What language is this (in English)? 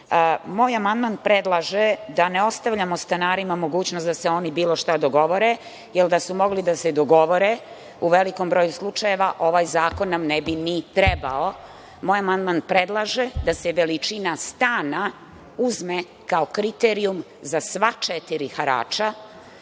Serbian